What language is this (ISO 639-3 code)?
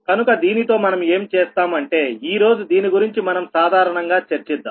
tel